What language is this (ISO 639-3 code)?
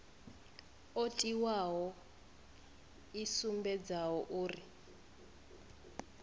ven